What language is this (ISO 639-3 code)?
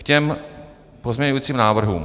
ces